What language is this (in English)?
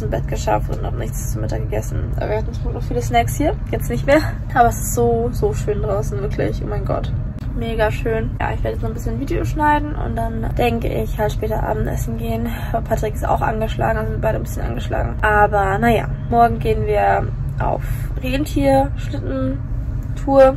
German